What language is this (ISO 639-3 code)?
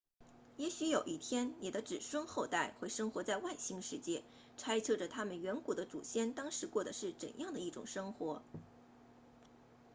zho